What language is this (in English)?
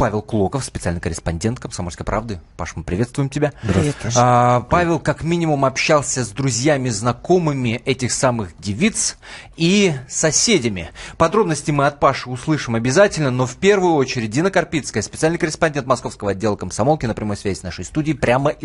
Russian